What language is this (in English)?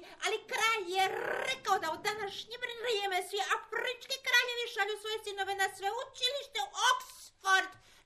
Croatian